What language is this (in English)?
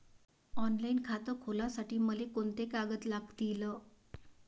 Marathi